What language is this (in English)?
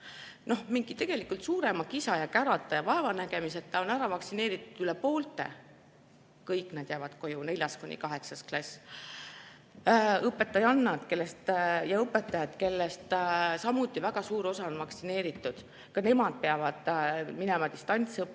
Estonian